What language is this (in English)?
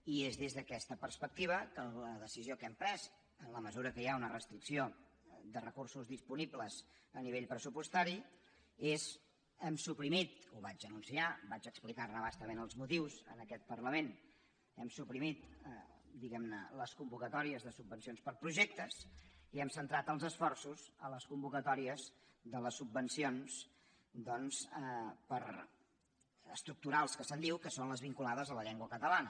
Catalan